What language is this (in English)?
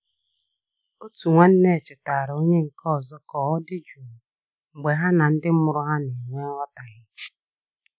Igbo